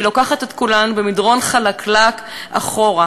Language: Hebrew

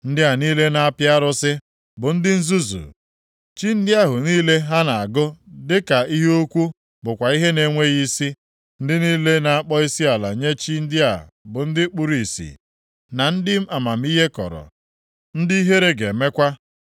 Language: Igbo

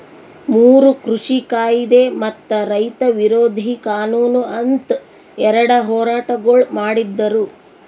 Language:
Kannada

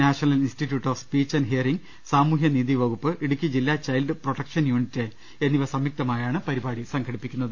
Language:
Malayalam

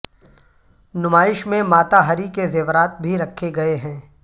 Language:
Urdu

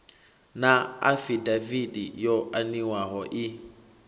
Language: Venda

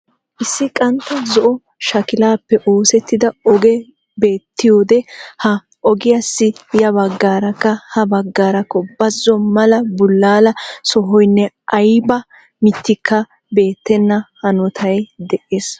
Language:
Wolaytta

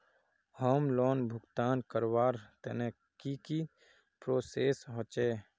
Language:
Magahi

